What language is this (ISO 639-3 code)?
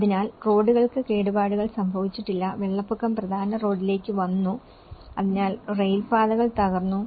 mal